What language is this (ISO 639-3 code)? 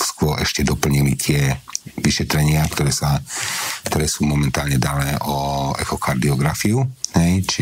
slk